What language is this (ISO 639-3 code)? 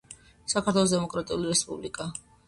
kat